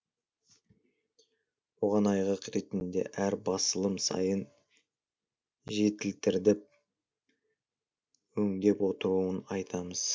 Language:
Kazakh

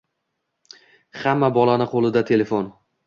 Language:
Uzbek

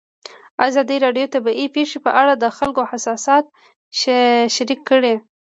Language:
Pashto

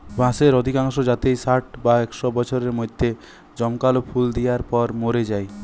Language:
Bangla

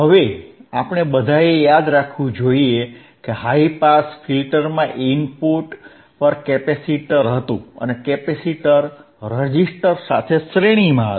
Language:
Gujarati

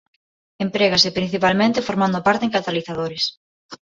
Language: Galician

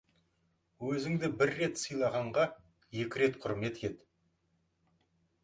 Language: Kazakh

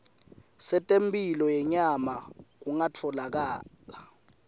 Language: Swati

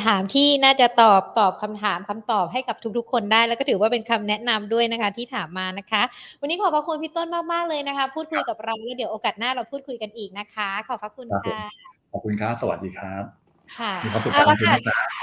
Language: Thai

